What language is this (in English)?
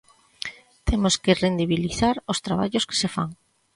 Galician